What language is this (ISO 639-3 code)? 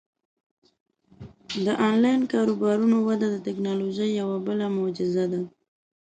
pus